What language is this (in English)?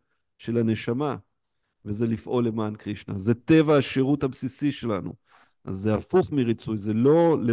Hebrew